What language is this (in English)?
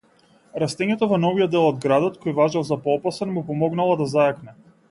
Macedonian